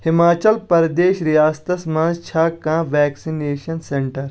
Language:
Kashmiri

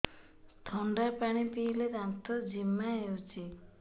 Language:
Odia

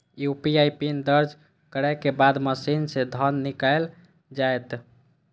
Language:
Maithili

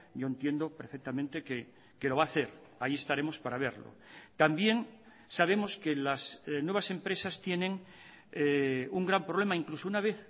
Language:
Spanish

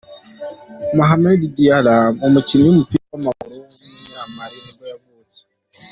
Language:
Kinyarwanda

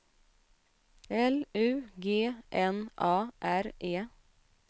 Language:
Swedish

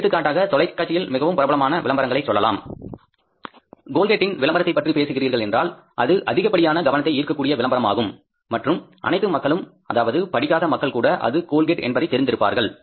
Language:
Tamil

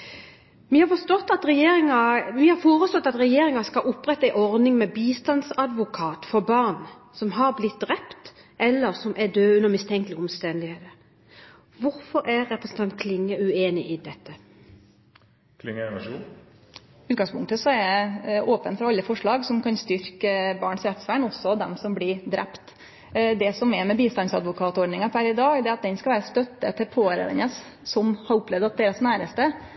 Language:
Norwegian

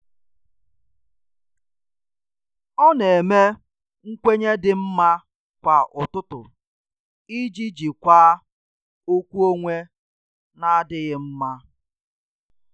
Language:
Igbo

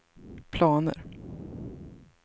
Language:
Swedish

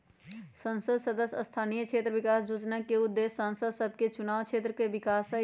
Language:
Magahi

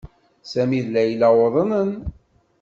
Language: Kabyle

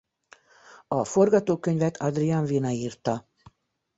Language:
Hungarian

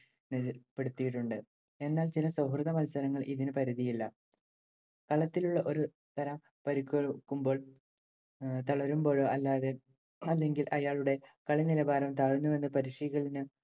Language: Malayalam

